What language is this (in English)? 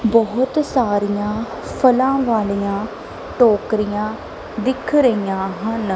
Punjabi